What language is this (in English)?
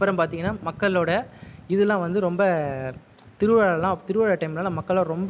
Tamil